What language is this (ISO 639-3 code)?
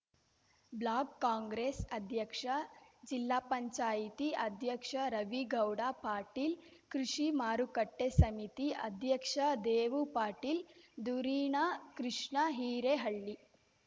kan